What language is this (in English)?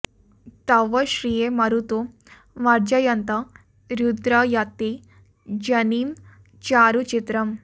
Sanskrit